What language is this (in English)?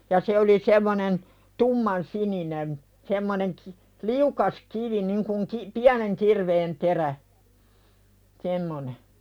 Finnish